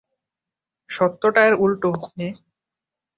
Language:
Bangla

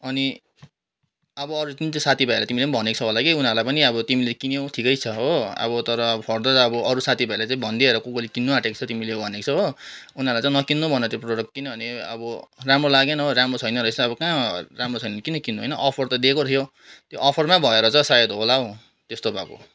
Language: Nepali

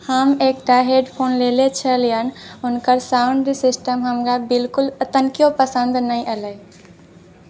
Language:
Maithili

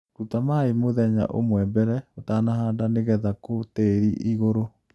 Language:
Kikuyu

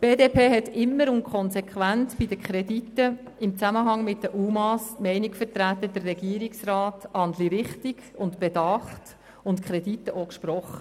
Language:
Swiss German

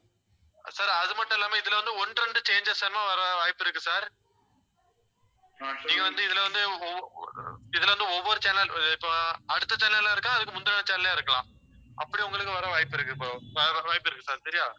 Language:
Tamil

